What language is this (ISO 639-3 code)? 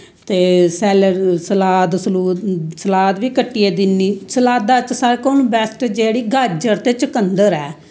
doi